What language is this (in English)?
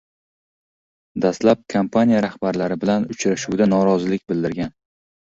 Uzbek